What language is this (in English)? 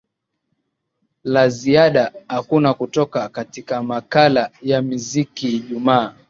Swahili